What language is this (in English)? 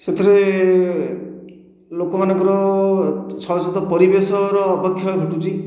Odia